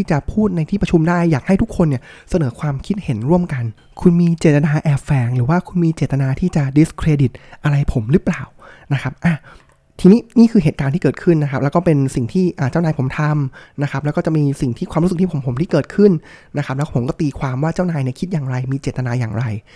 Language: Thai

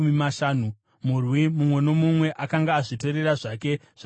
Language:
Shona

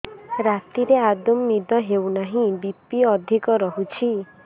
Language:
Odia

